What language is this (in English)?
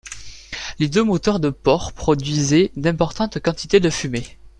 French